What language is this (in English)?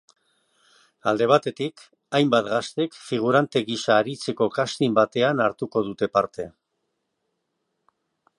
Basque